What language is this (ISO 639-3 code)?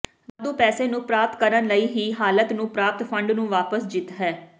pan